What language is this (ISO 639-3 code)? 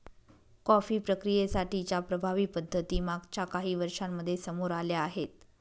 mar